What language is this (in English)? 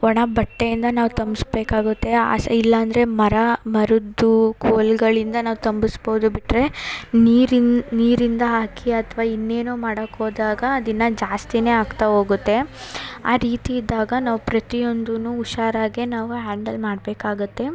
Kannada